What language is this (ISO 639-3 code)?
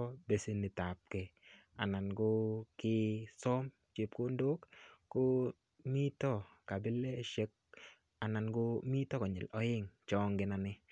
kln